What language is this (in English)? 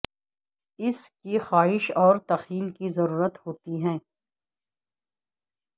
Urdu